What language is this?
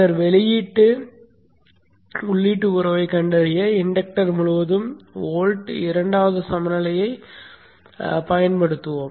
Tamil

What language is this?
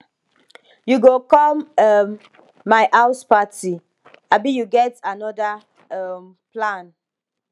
Nigerian Pidgin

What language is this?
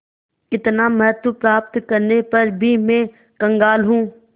Hindi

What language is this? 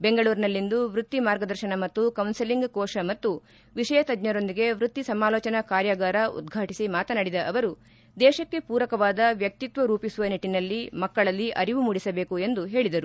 Kannada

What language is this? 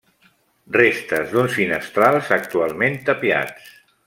Catalan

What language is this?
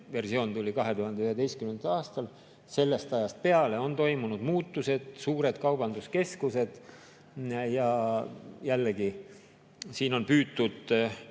Estonian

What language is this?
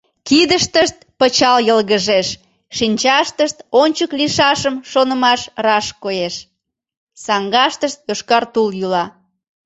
Mari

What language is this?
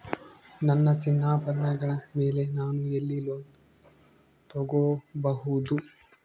Kannada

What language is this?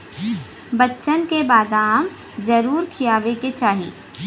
Bhojpuri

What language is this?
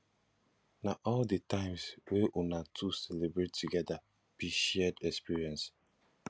Nigerian Pidgin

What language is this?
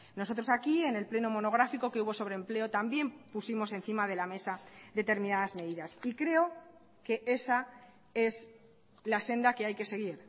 Spanish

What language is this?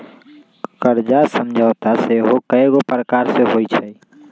Magahi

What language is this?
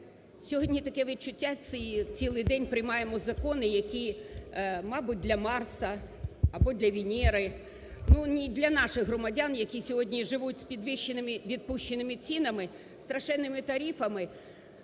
Ukrainian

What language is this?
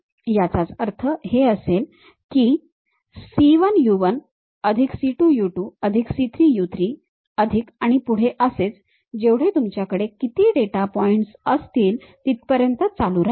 Marathi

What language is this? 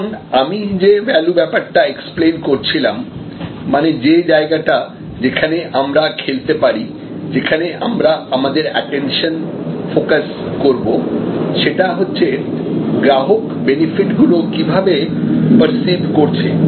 Bangla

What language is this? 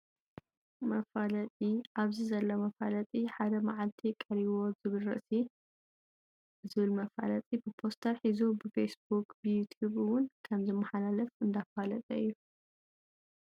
Tigrinya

